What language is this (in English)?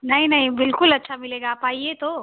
Hindi